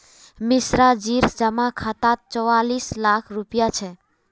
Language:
Magahi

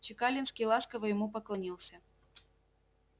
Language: Russian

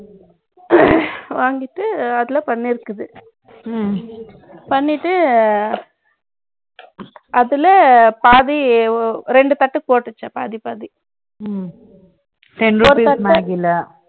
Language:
Tamil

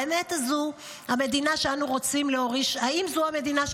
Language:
Hebrew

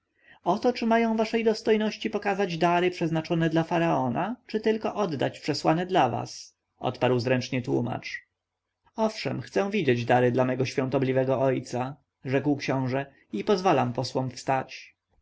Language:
Polish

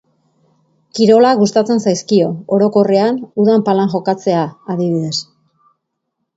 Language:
Basque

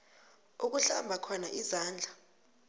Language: South Ndebele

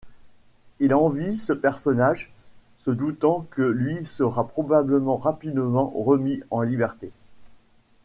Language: French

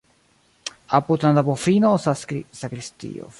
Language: Esperanto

